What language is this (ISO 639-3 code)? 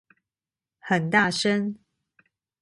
zho